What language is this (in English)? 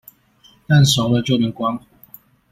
Chinese